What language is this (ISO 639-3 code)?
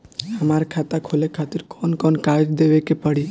bho